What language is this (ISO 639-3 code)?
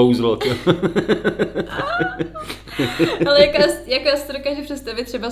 ces